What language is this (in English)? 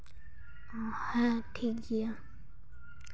Santali